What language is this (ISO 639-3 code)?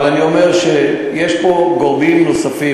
heb